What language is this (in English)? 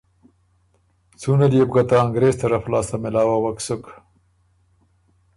Ormuri